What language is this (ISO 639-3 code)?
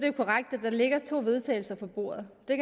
dan